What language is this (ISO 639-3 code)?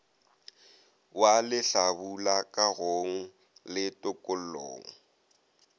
nso